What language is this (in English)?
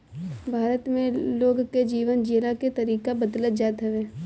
Bhojpuri